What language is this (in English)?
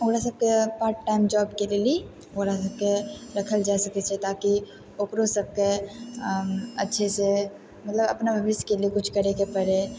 Maithili